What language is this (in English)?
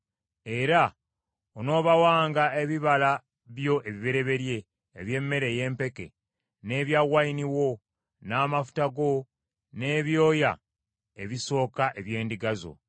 Ganda